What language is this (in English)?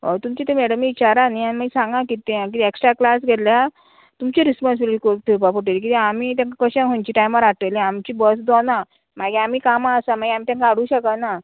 Konkani